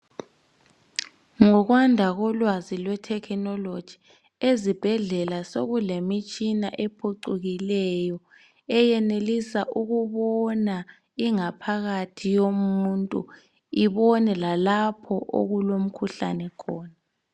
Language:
North Ndebele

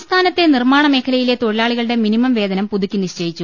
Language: Malayalam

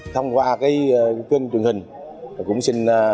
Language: Vietnamese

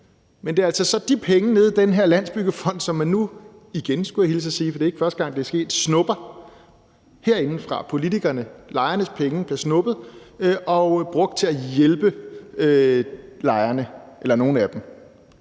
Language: Danish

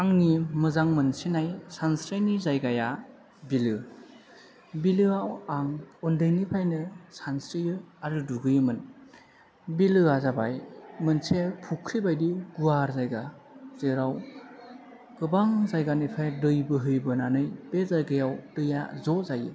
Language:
Bodo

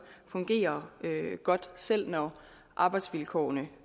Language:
Danish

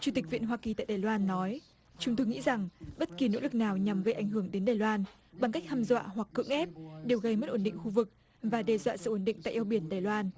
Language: Vietnamese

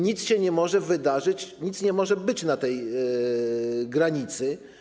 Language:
Polish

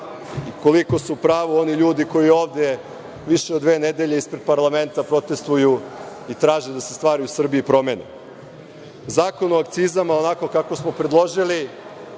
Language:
Serbian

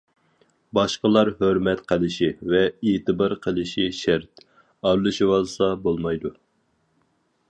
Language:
Uyghur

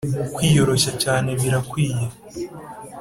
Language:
Kinyarwanda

